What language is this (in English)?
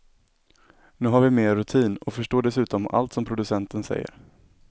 Swedish